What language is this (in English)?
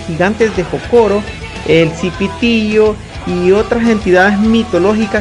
Spanish